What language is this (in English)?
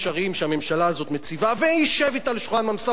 Hebrew